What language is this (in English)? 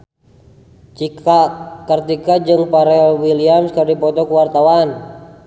Sundanese